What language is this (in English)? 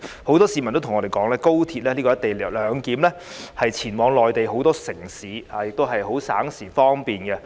Cantonese